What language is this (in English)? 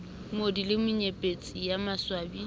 Southern Sotho